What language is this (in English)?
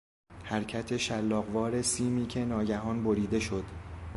Persian